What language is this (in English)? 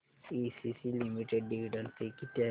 Marathi